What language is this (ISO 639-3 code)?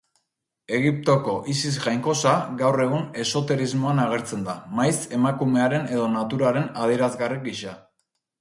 eus